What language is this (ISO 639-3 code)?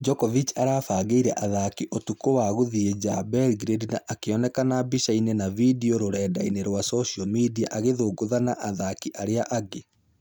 kik